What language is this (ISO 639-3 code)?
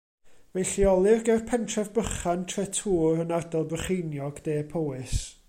cym